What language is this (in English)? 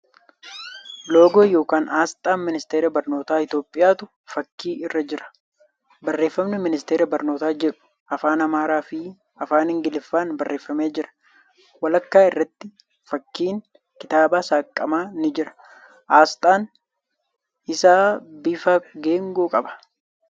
Oromo